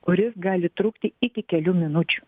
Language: Lithuanian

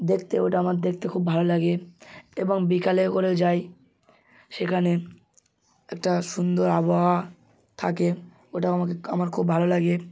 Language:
Bangla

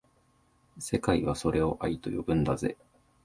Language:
Japanese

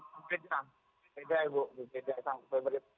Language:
Indonesian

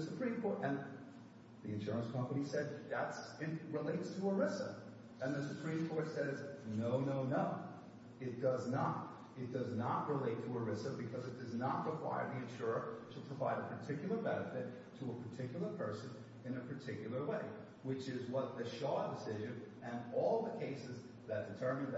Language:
English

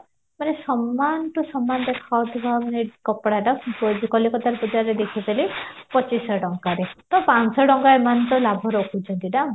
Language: Odia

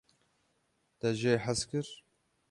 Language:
Kurdish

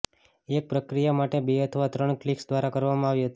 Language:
Gujarati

